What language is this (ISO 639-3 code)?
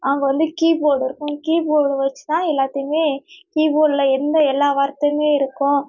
tam